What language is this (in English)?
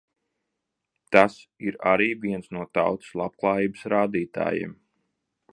Latvian